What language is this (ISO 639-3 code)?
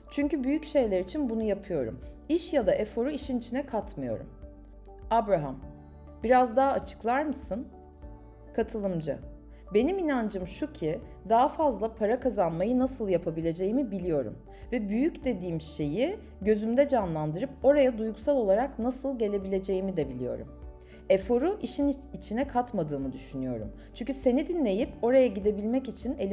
tur